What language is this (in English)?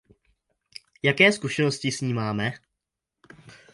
Czech